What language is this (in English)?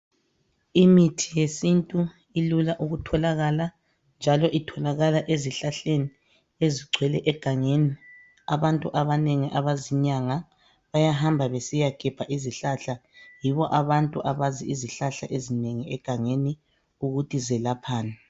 North Ndebele